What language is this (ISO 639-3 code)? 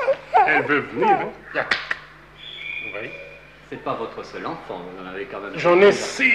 fra